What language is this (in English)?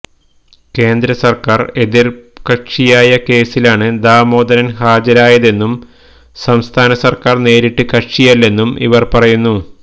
Malayalam